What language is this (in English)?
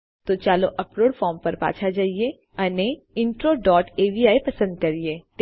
Gujarati